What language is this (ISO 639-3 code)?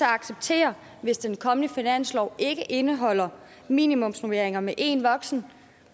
dan